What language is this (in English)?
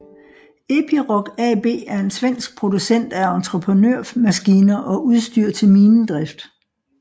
Danish